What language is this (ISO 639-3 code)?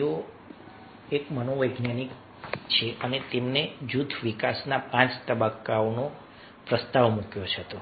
guj